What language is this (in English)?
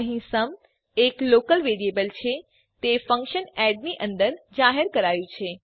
Gujarati